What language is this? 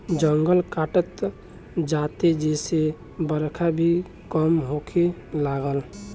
Bhojpuri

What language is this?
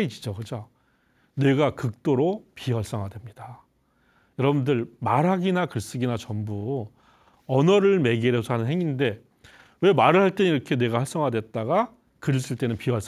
Korean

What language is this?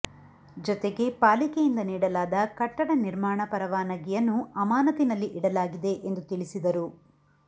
Kannada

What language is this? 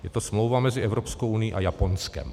Czech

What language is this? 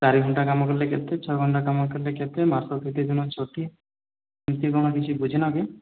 Odia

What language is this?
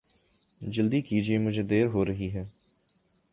Urdu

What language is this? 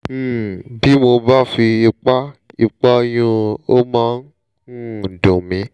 Yoruba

